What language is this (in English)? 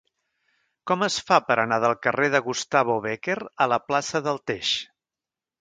Catalan